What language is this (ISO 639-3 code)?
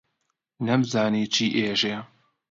ckb